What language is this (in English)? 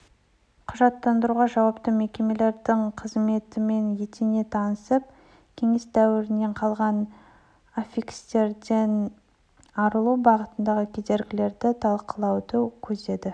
Kazakh